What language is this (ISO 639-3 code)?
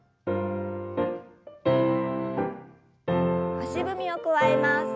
jpn